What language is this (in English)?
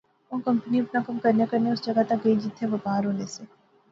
Pahari-Potwari